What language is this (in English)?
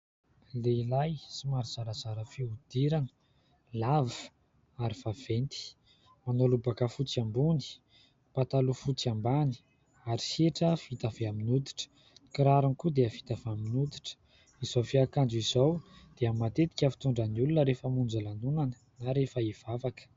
Malagasy